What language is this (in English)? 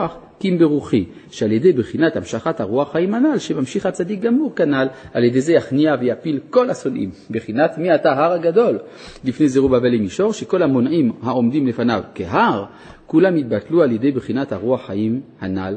Hebrew